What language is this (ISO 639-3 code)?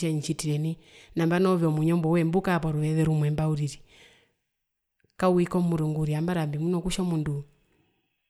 her